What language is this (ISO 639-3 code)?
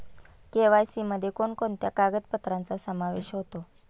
mar